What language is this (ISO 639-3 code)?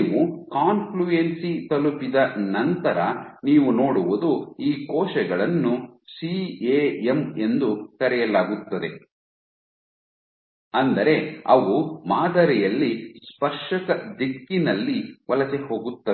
kan